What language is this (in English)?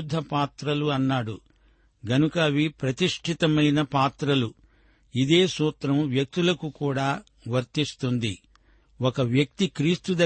Telugu